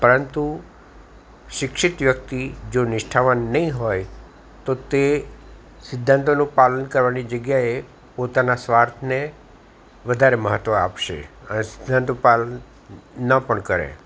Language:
Gujarati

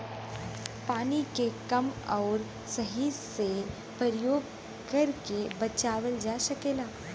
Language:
Bhojpuri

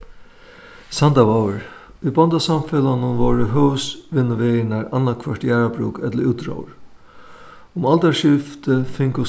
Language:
Faroese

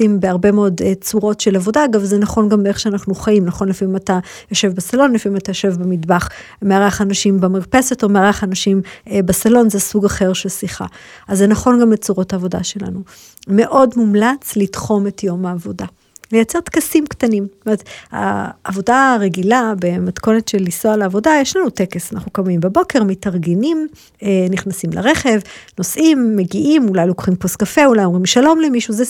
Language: Hebrew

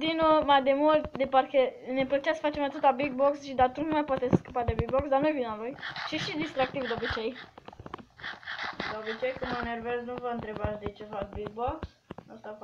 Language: Romanian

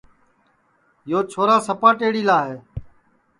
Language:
Sansi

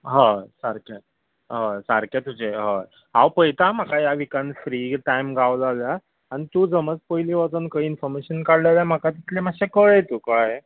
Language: Konkani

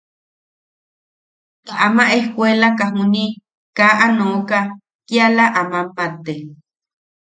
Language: Yaqui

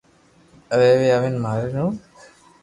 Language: Loarki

